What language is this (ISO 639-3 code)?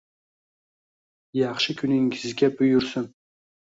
uzb